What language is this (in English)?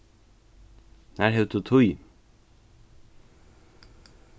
Faroese